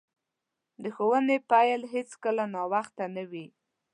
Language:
Pashto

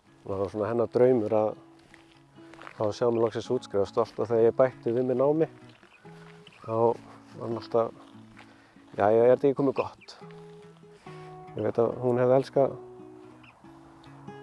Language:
Dutch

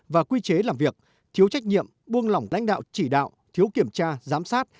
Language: Vietnamese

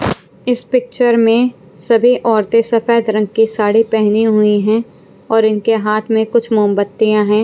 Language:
Hindi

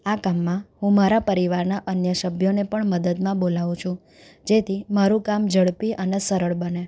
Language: Gujarati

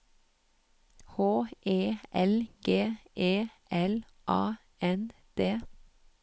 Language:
Norwegian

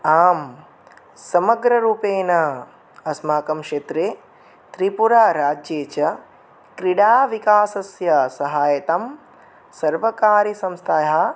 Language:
Sanskrit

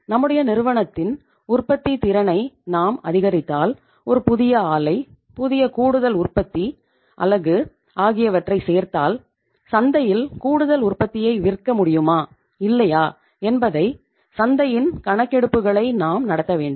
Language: Tamil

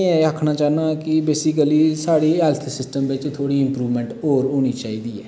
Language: Dogri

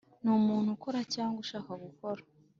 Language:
Kinyarwanda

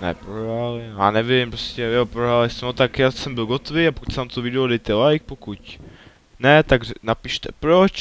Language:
Czech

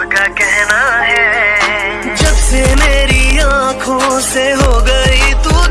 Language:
Hindi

